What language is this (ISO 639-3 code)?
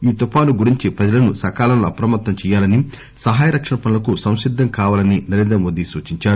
tel